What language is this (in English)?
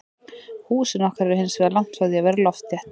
Icelandic